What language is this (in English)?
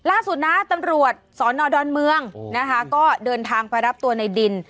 Thai